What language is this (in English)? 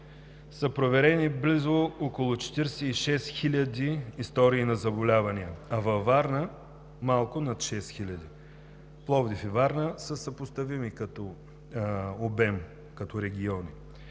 Bulgarian